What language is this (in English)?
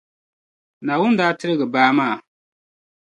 Dagbani